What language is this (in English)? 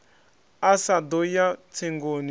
Venda